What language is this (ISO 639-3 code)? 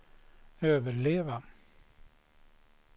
swe